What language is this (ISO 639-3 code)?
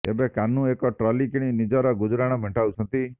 ori